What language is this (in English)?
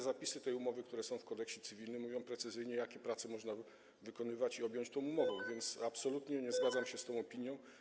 Polish